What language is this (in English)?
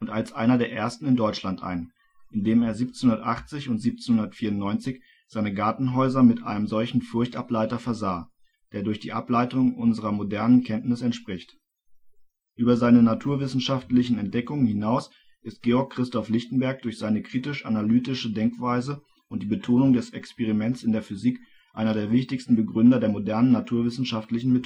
German